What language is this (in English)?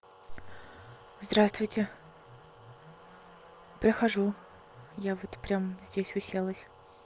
Russian